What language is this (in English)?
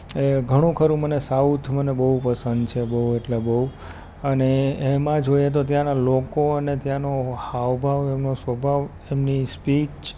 Gujarati